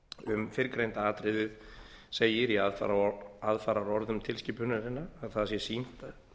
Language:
Icelandic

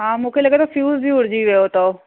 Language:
Sindhi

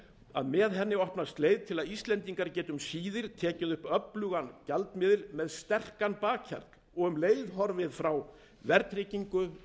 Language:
Icelandic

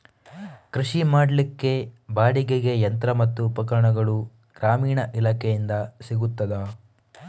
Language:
Kannada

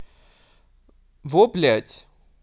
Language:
Russian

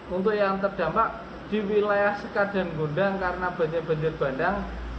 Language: Indonesian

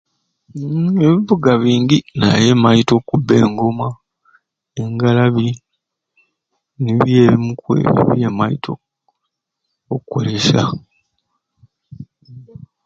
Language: Ruuli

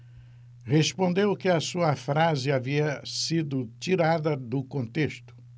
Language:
Portuguese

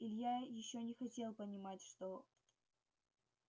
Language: Russian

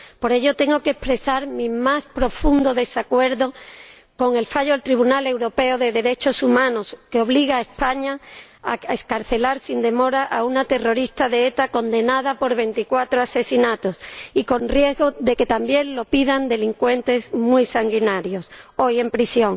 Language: Spanish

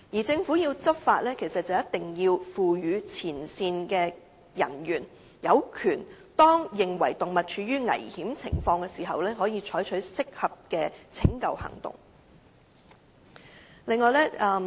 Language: Cantonese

